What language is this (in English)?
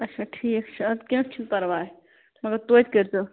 Kashmiri